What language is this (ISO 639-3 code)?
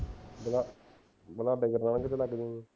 pan